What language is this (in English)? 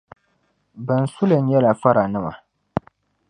Dagbani